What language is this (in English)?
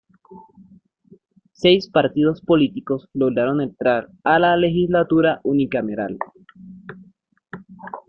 Spanish